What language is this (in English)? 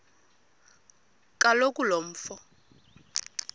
Xhosa